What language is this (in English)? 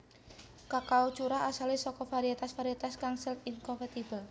Javanese